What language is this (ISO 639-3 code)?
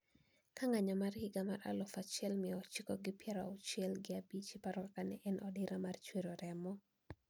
luo